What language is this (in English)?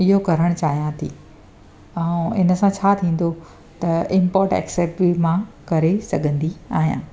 Sindhi